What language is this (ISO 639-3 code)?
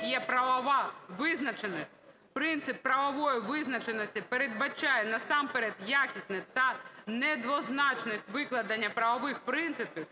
ukr